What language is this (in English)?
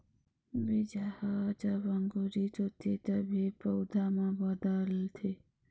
Chhattisgarhi